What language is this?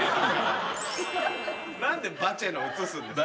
Japanese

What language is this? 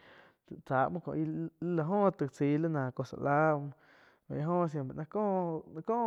Quiotepec Chinantec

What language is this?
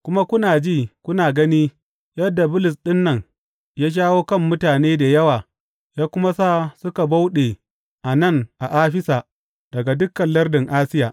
Hausa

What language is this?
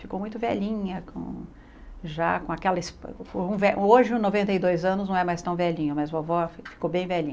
Portuguese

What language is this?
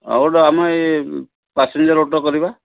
Odia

